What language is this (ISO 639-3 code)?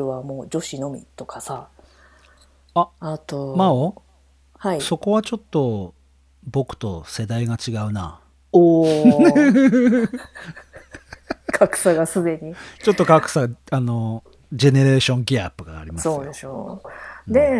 jpn